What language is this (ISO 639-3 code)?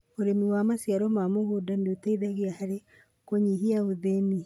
kik